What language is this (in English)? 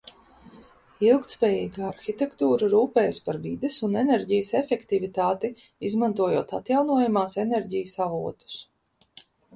Latvian